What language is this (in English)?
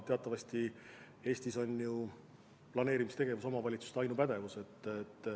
Estonian